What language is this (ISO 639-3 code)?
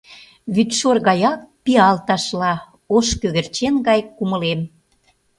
chm